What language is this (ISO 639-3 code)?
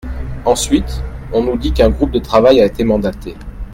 fra